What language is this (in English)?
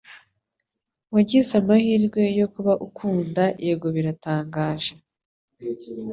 Kinyarwanda